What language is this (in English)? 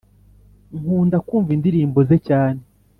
Kinyarwanda